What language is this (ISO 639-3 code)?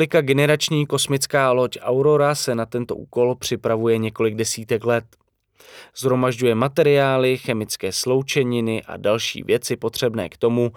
ces